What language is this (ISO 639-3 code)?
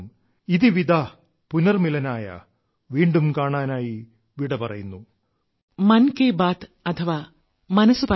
mal